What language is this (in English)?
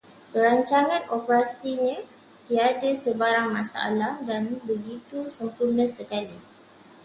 Malay